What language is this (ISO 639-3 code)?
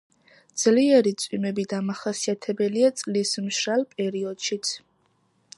kat